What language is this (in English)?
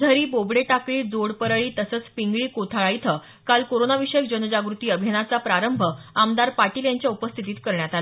Marathi